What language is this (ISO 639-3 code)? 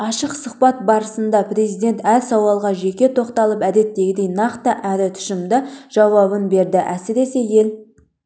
kaz